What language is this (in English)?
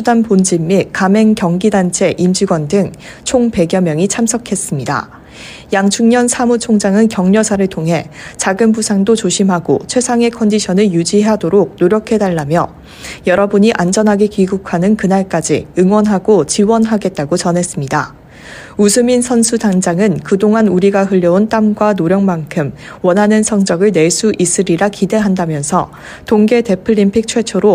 Korean